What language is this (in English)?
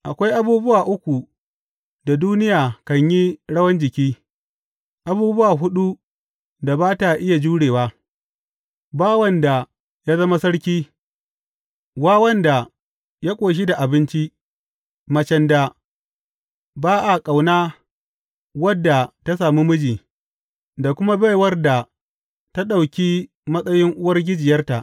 Hausa